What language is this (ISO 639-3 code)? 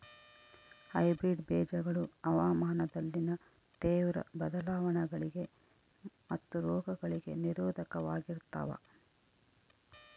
kan